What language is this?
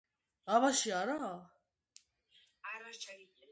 Georgian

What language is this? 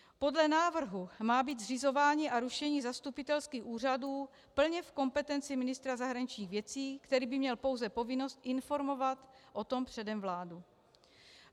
Czech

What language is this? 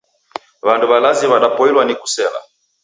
Taita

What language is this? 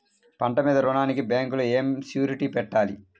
Telugu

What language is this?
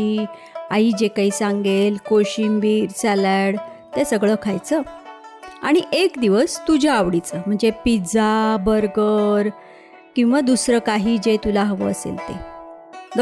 Marathi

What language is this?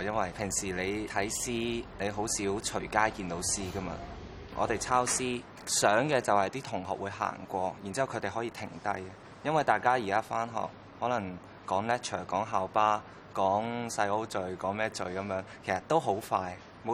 Chinese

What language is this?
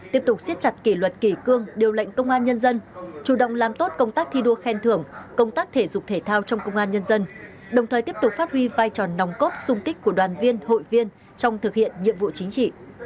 Vietnamese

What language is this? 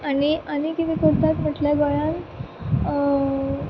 Konkani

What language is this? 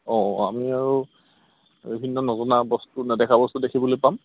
Assamese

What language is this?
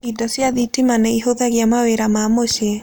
Kikuyu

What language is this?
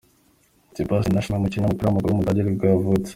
Kinyarwanda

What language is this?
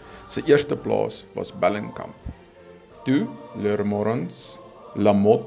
Dutch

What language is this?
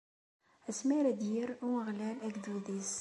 Kabyle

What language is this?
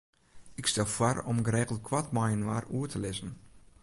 Western Frisian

